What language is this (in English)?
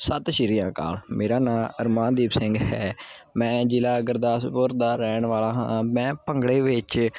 Punjabi